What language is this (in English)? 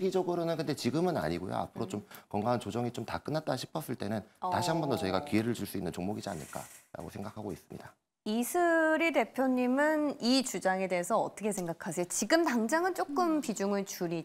Korean